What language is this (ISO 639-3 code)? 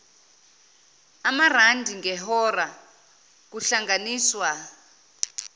zul